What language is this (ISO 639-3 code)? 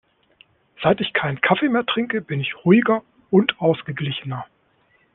deu